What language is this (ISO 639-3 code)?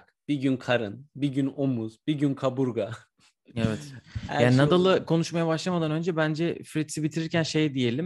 tur